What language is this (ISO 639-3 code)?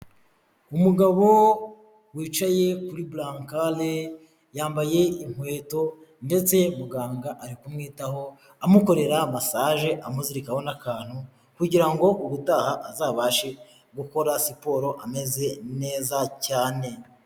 kin